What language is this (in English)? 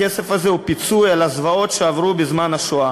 Hebrew